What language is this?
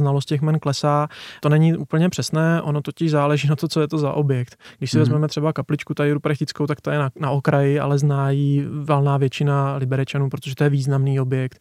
Czech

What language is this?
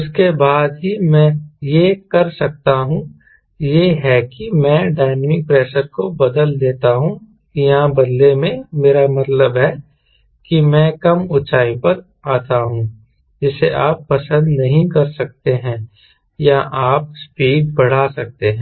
Hindi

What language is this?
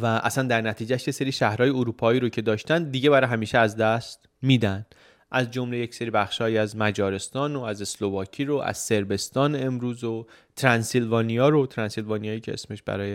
Persian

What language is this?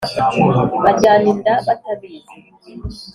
Kinyarwanda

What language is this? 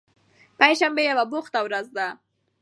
Pashto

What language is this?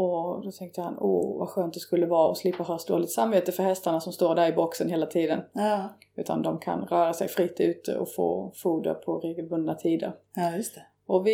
Swedish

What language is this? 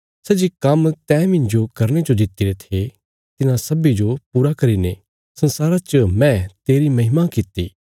Bilaspuri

